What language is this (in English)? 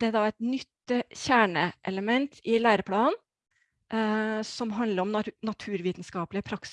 Norwegian